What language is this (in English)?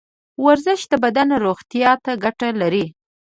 Pashto